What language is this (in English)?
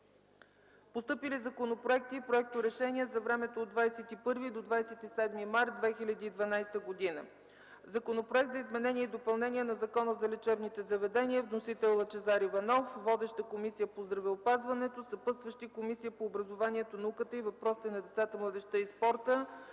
Bulgarian